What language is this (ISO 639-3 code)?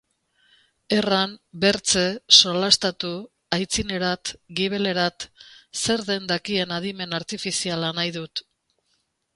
eus